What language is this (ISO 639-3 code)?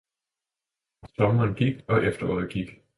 dan